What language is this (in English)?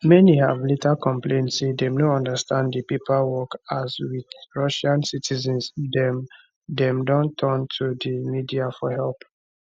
Nigerian Pidgin